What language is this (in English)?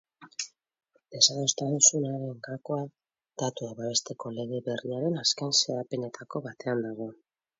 Basque